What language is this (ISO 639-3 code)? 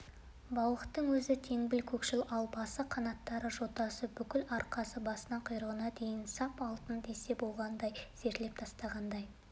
kaz